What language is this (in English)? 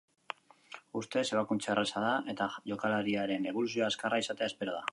Basque